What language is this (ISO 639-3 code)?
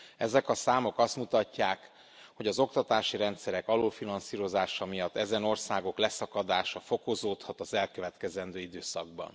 hun